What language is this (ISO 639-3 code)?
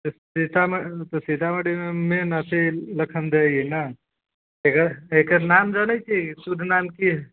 mai